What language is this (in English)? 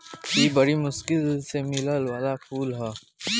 Bhojpuri